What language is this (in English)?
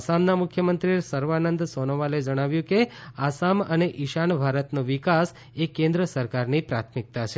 Gujarati